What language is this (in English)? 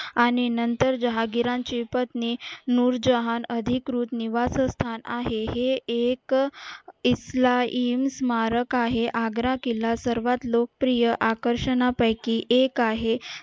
Marathi